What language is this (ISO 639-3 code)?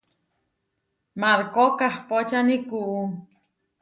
var